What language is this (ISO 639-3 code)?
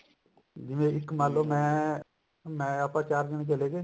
pan